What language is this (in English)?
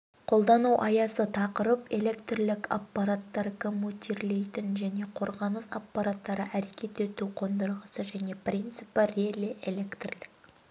Kazakh